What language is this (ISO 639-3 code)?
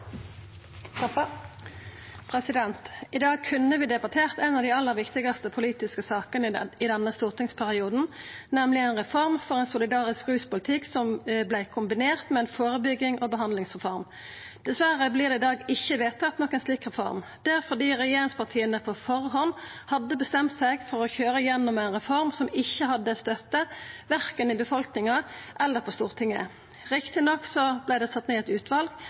nno